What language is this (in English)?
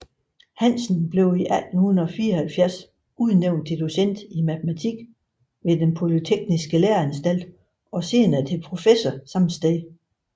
Danish